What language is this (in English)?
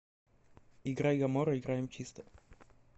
Russian